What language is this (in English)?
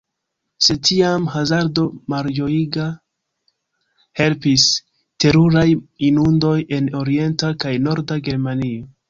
Esperanto